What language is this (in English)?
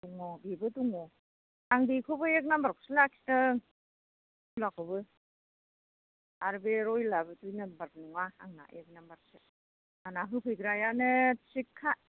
Bodo